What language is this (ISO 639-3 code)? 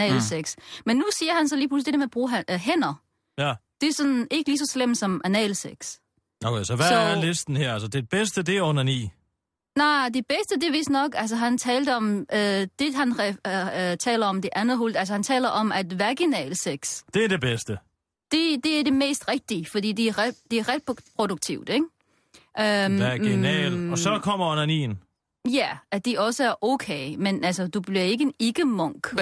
dan